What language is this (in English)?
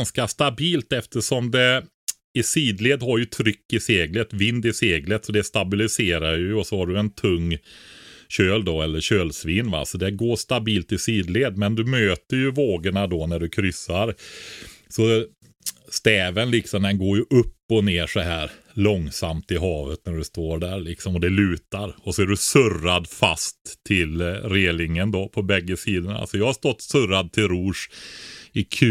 Swedish